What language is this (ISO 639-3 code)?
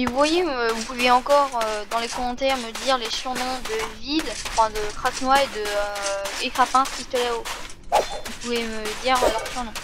fra